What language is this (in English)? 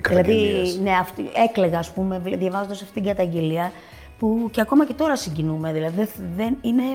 Greek